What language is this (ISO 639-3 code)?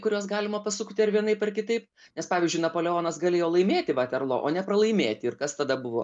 lit